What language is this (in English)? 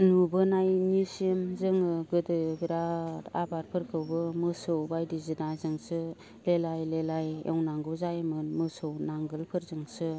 Bodo